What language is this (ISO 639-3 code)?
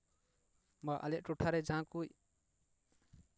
sat